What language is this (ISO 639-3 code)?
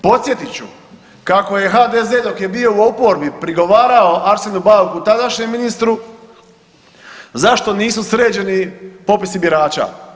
hrv